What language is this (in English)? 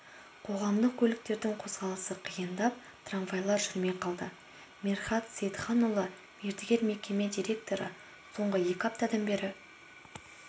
Kazakh